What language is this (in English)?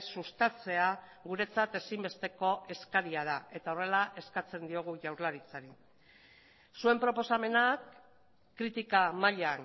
Basque